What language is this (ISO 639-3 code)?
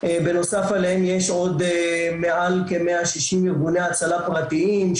heb